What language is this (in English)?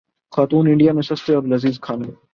Urdu